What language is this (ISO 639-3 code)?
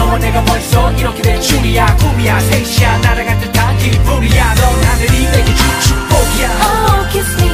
kor